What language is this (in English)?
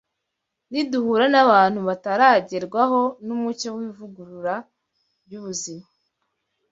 Kinyarwanda